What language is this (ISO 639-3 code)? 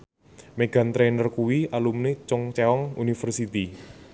jav